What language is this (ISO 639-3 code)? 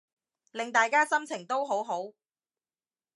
yue